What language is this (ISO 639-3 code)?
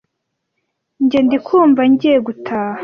kin